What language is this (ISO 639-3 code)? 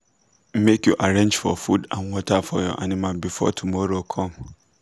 pcm